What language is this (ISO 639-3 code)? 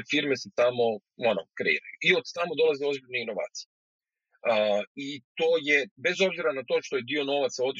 hrv